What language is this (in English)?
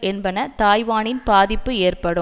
Tamil